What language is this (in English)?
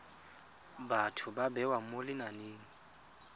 Tswana